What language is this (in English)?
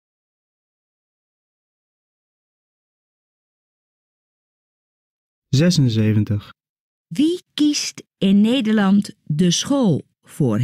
Dutch